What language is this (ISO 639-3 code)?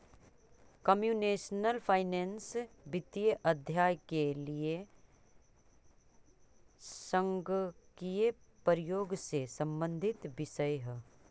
mag